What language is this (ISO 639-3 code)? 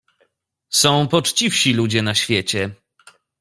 pol